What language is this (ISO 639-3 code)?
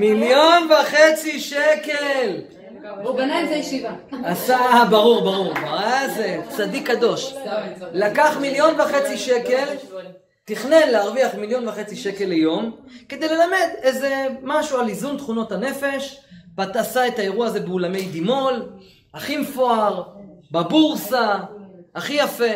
heb